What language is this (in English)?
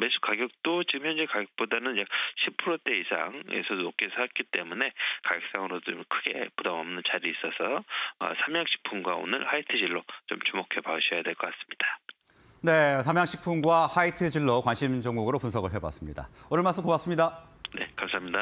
Korean